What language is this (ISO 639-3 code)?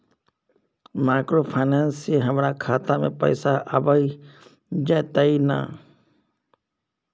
mai